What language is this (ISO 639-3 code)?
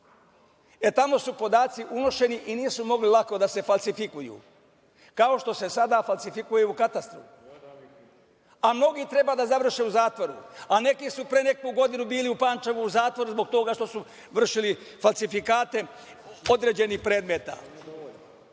srp